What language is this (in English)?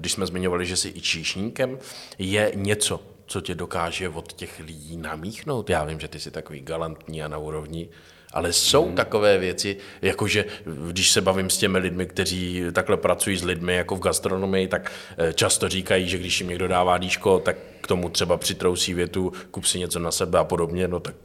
Czech